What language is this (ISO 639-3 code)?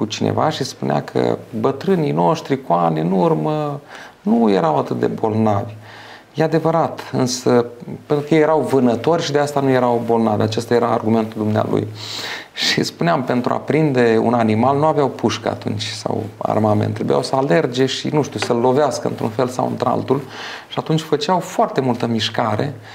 ron